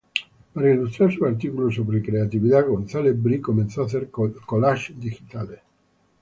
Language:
Spanish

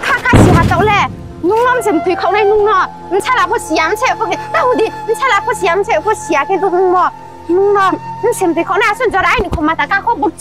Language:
Vietnamese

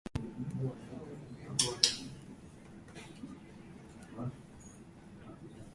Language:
Urdu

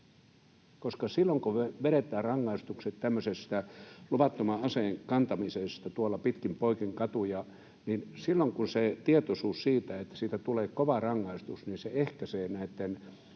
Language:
Finnish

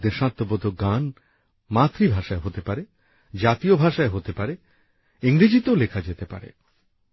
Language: Bangla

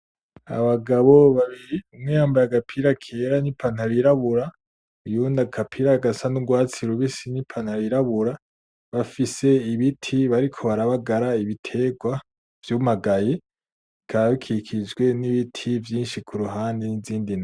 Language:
Rundi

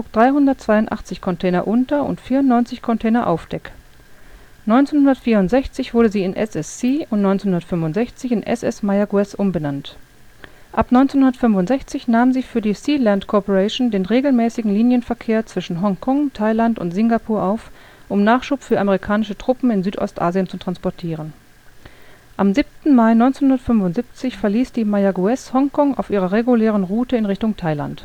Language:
German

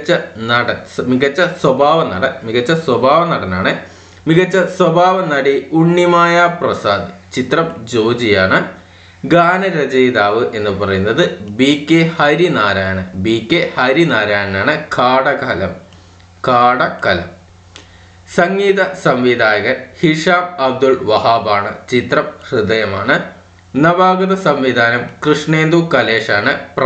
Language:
Arabic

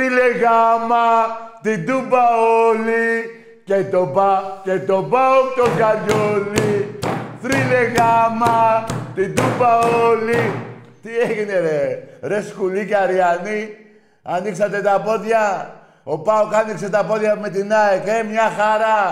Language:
Greek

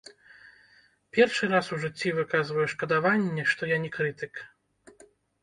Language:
Belarusian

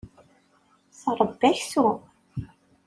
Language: Kabyle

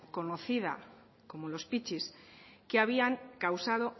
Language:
Spanish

